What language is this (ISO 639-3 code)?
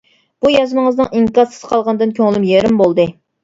uig